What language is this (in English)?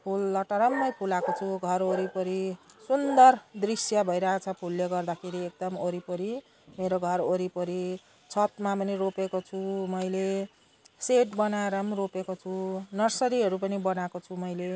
Nepali